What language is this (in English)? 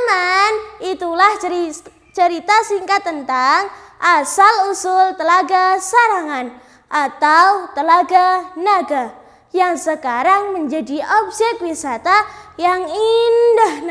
Indonesian